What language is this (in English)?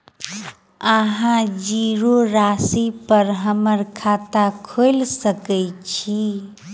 Maithili